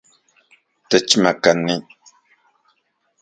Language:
Central Puebla Nahuatl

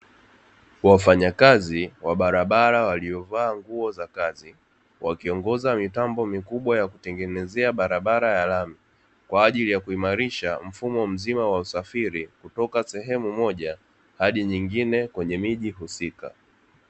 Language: Swahili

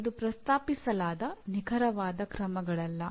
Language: Kannada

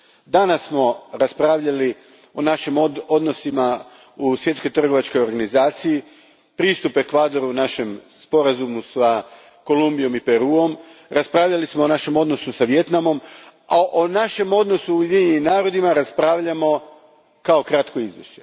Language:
Croatian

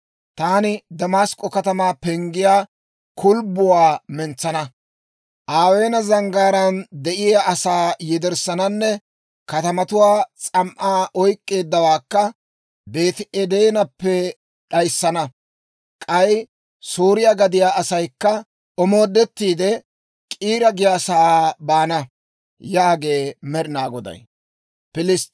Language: Dawro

